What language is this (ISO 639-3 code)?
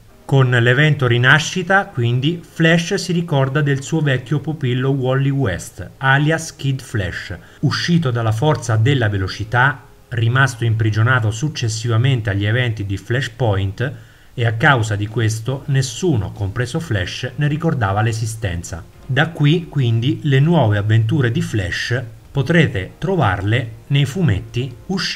ita